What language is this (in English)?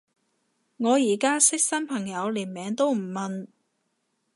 Cantonese